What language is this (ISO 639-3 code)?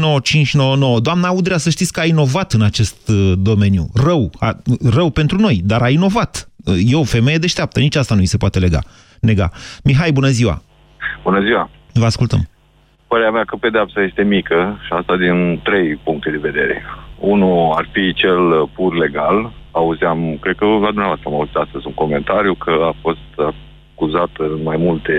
ron